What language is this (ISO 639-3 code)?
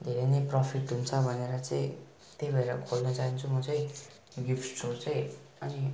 nep